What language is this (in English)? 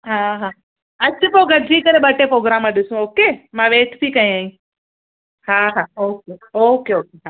Sindhi